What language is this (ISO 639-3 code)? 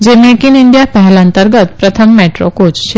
guj